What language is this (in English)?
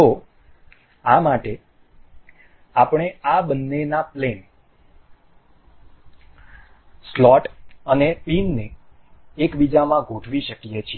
Gujarati